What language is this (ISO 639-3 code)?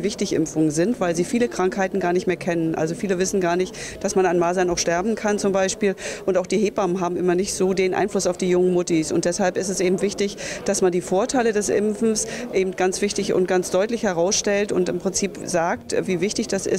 deu